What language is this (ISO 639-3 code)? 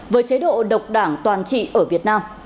vie